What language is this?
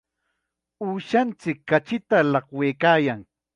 Chiquián Ancash Quechua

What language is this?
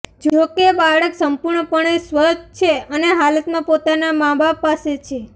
Gujarati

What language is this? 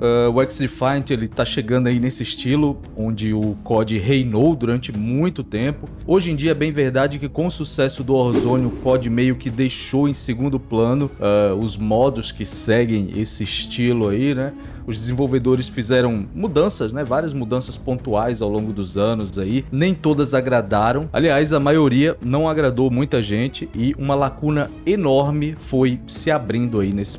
Portuguese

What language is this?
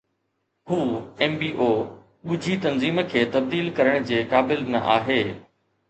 Sindhi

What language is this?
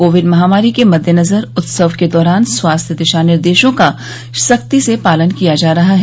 Hindi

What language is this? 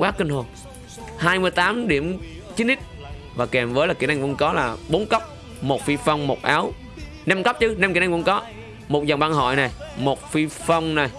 Vietnamese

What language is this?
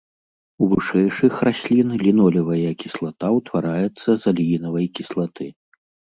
Belarusian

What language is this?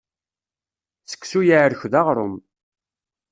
Kabyle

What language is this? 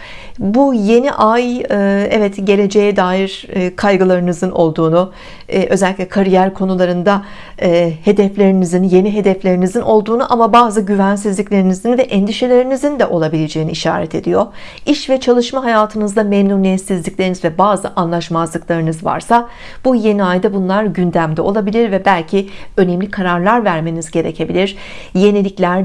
Turkish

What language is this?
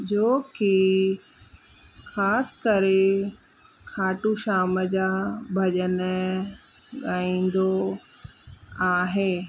Sindhi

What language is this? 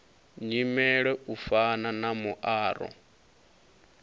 Venda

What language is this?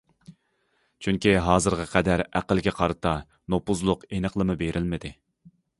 Uyghur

